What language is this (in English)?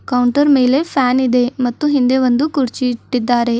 Kannada